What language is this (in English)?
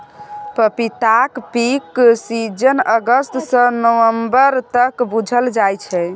Maithili